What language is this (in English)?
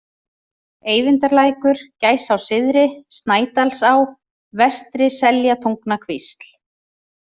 Icelandic